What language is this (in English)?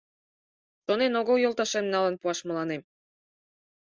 Mari